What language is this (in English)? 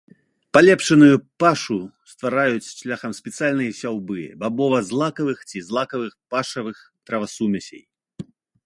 Belarusian